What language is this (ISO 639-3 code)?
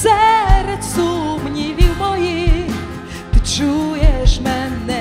ukr